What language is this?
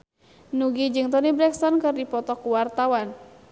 Sundanese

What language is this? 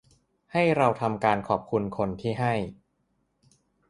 Thai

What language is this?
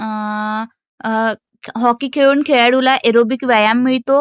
Marathi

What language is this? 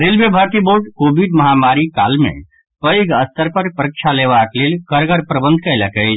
Maithili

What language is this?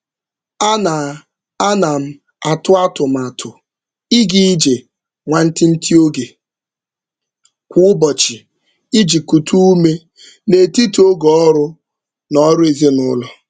Igbo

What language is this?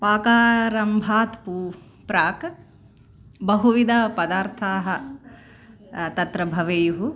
Sanskrit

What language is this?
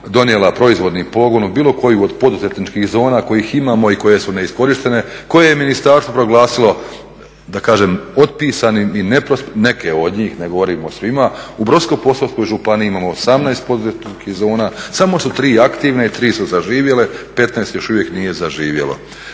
Croatian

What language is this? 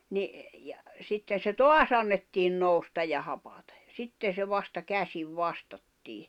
Finnish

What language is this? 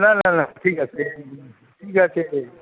Bangla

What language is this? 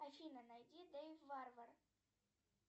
Russian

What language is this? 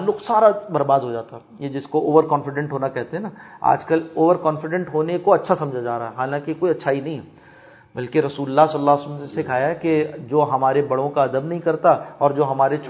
Urdu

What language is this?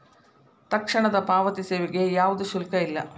Kannada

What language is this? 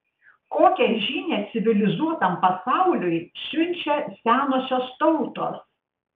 Lithuanian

